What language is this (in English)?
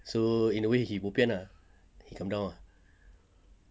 English